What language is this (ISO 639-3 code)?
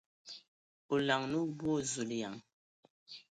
ewo